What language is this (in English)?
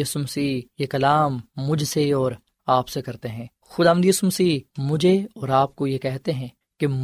Urdu